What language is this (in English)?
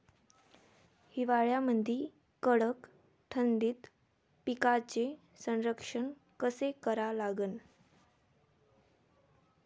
Marathi